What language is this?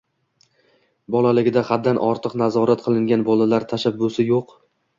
Uzbek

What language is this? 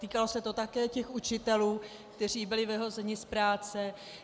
Czech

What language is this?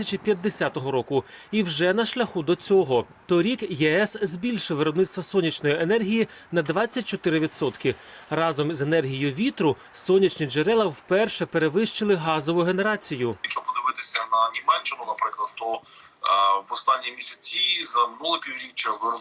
Ukrainian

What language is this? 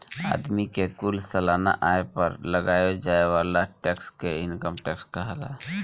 Bhojpuri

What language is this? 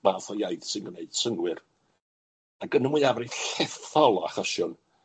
Welsh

